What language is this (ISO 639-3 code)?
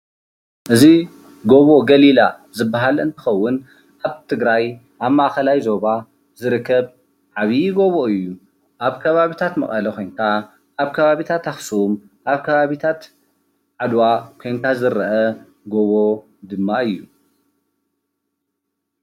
tir